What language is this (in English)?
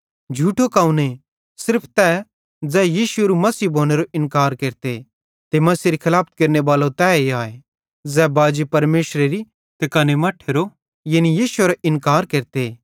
Bhadrawahi